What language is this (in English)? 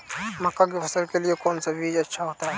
Hindi